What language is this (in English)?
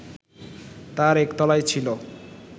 Bangla